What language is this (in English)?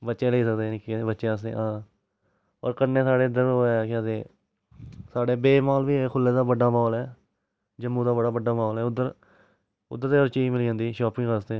Dogri